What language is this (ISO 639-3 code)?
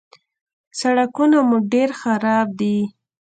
pus